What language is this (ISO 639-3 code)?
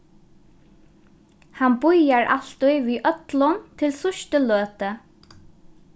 fao